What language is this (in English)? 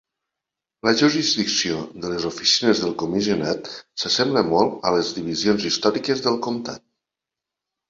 Catalan